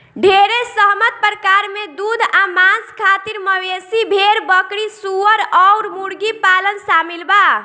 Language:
Bhojpuri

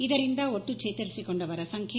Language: Kannada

